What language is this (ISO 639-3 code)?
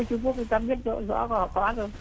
vie